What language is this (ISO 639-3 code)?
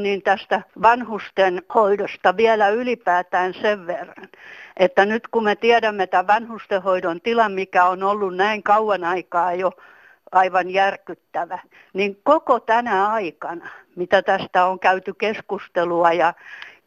fin